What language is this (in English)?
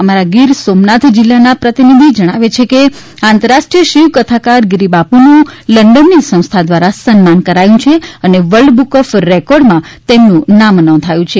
Gujarati